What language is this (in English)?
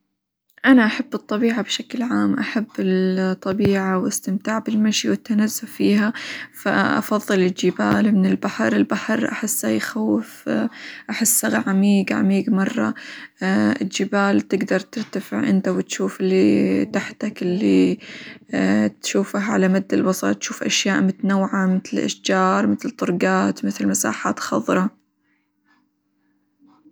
Hijazi Arabic